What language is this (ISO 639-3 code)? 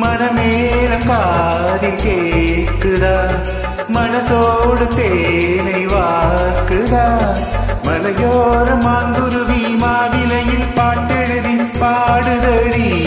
tam